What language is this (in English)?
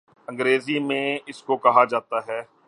Urdu